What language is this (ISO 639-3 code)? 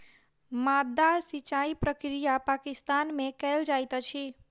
mai